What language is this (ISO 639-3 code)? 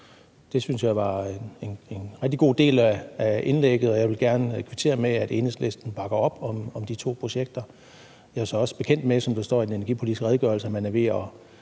dan